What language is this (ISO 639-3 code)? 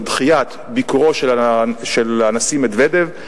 heb